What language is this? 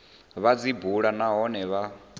Venda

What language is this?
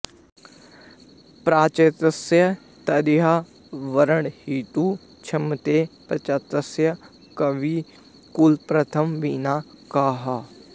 Sanskrit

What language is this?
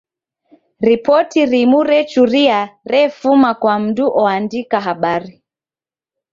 Taita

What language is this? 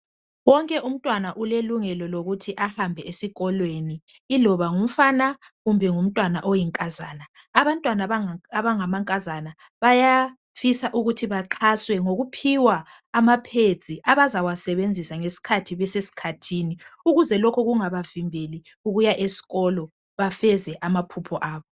North Ndebele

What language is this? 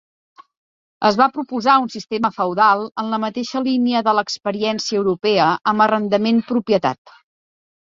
Catalan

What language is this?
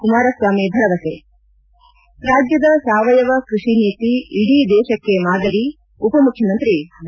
Kannada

